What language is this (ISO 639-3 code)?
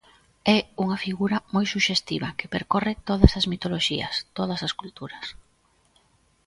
glg